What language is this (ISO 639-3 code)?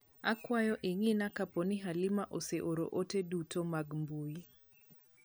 luo